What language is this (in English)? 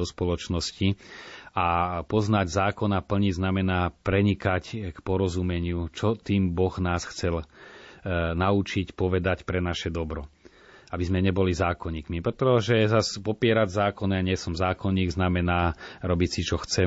Slovak